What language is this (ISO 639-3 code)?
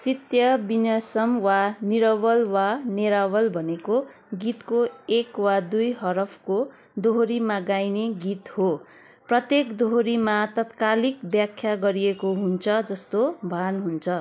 nep